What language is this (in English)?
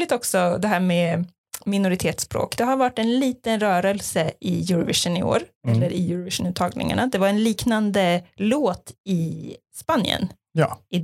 Swedish